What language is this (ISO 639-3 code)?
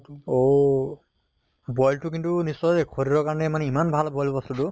asm